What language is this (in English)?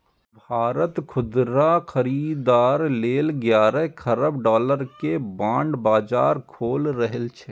Maithili